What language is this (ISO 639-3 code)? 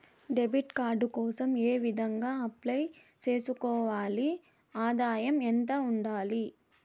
tel